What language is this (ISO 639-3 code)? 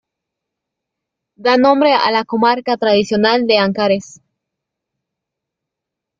spa